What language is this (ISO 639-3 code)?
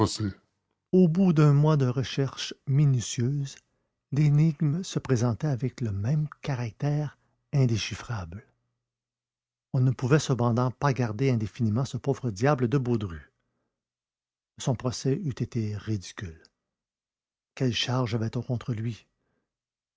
fra